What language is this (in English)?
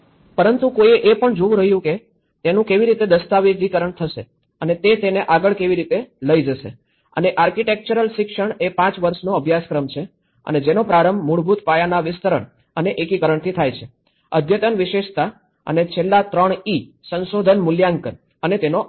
Gujarati